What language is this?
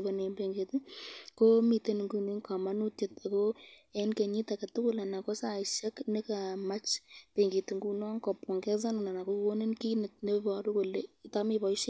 Kalenjin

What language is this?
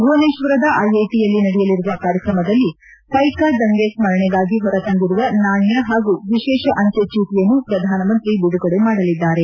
Kannada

